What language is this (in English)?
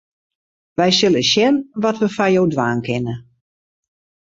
Western Frisian